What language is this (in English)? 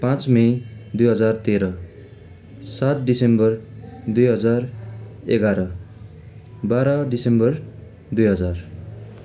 Nepali